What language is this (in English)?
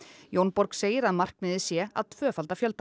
Icelandic